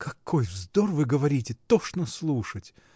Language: Russian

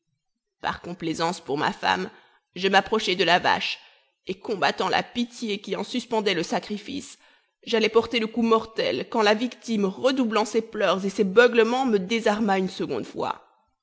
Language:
French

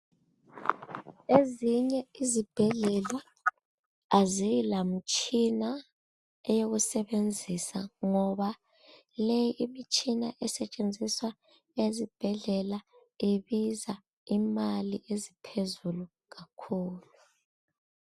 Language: North Ndebele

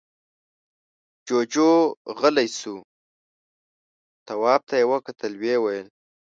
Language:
Pashto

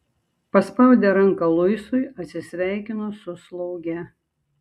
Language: Lithuanian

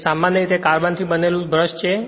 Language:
Gujarati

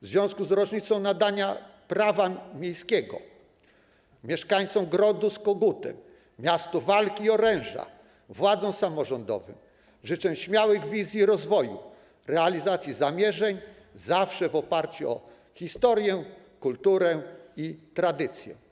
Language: Polish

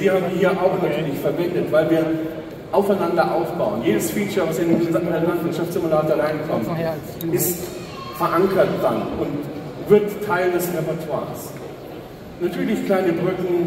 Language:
German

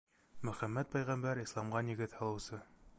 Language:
Bashkir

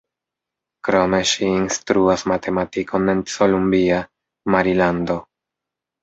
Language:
Esperanto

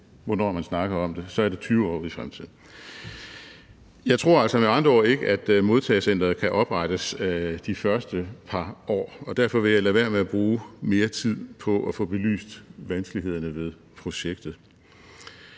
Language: Danish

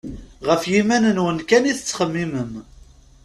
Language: Kabyle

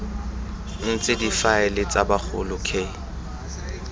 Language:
Tswana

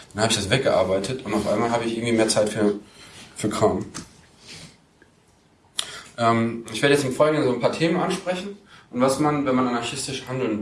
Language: German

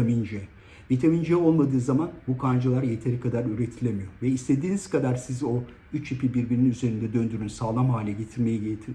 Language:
Turkish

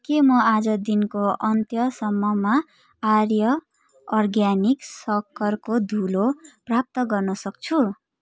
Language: Nepali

